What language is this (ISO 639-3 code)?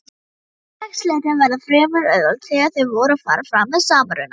isl